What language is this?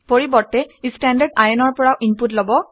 Assamese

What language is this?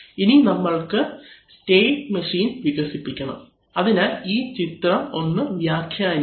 Malayalam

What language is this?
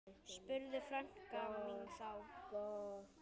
Icelandic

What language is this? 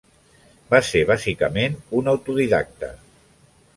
Catalan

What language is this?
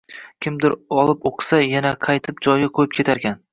Uzbek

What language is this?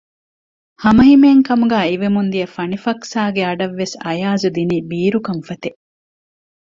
Divehi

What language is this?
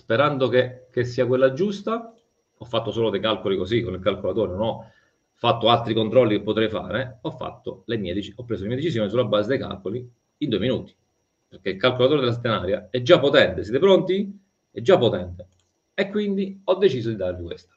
Italian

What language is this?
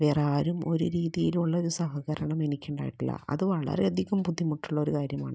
Malayalam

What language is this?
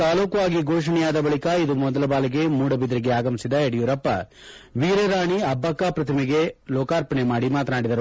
Kannada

